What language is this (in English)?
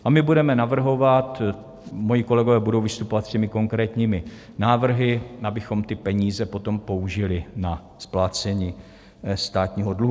Czech